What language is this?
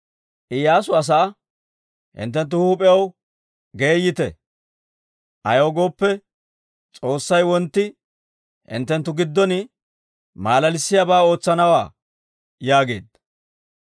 Dawro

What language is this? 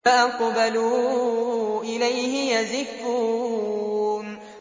Arabic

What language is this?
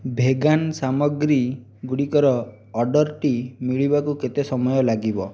Odia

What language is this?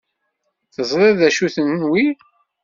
Kabyle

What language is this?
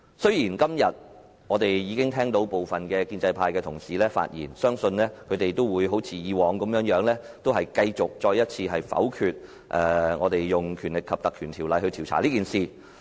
Cantonese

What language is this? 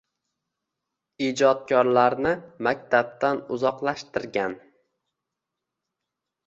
Uzbek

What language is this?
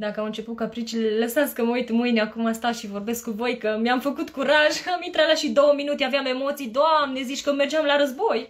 Romanian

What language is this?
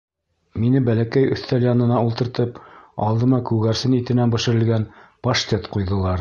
Bashkir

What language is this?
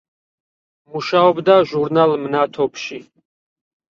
Georgian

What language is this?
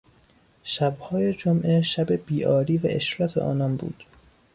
Persian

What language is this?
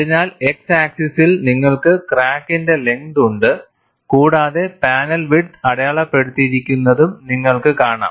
Malayalam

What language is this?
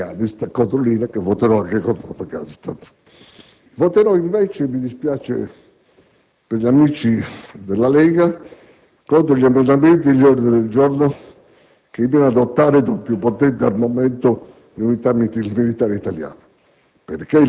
Italian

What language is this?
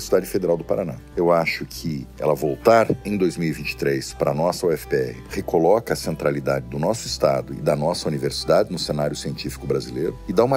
Portuguese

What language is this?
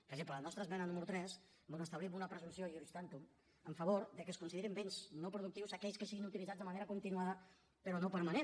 Catalan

